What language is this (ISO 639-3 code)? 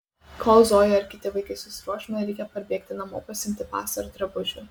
lit